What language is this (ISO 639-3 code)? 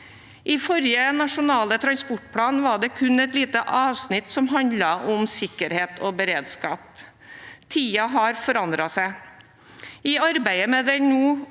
nor